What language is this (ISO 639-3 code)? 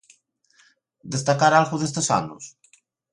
glg